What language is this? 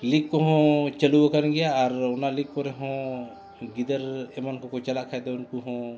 Santali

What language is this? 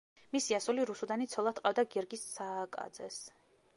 Georgian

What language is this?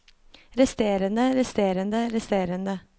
Norwegian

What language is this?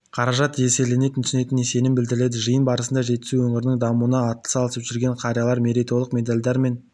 Kazakh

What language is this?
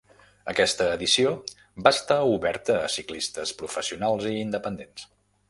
Catalan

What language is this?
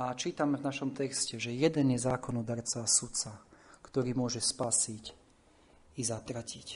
Slovak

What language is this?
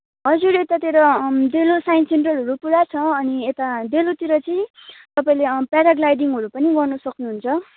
Nepali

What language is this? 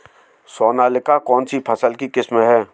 Hindi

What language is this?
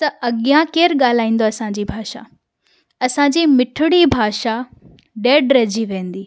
Sindhi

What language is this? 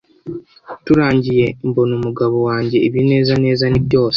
Kinyarwanda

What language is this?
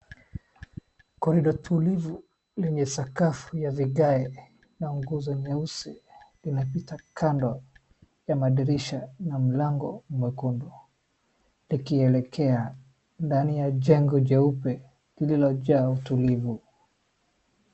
Swahili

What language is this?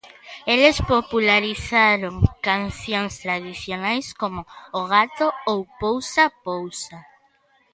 Galician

